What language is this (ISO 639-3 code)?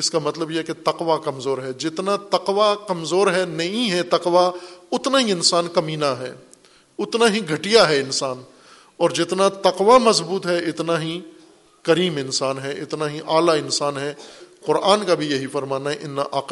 urd